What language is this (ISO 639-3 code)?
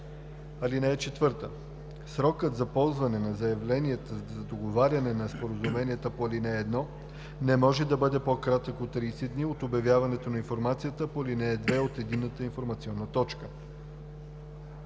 bul